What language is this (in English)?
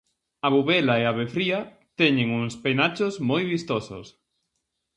Galician